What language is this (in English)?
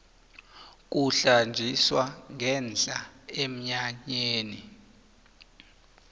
South Ndebele